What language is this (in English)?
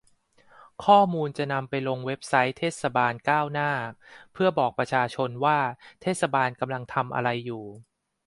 Thai